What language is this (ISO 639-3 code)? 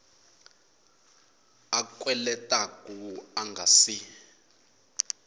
tso